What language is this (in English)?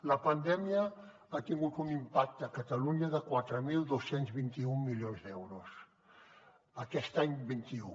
Catalan